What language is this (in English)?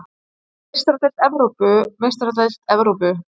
Icelandic